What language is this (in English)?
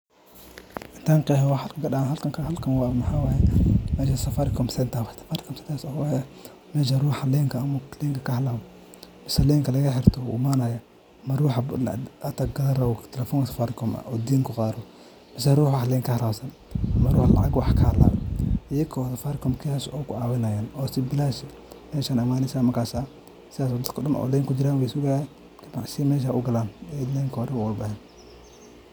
Somali